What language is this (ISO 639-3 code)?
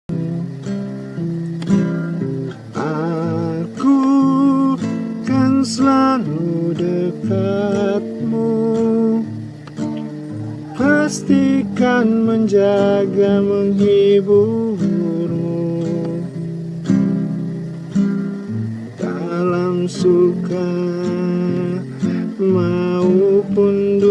ind